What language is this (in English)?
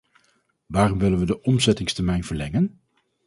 Dutch